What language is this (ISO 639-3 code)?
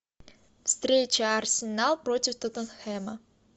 rus